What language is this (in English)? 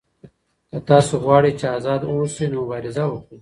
Pashto